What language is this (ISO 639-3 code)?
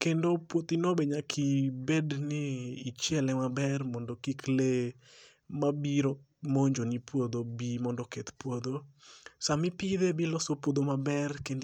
luo